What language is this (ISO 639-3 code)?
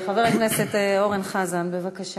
heb